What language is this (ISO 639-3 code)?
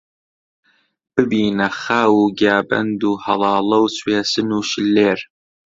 ckb